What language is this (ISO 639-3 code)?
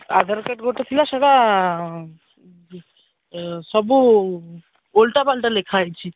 ori